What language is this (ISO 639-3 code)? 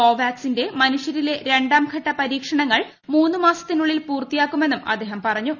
mal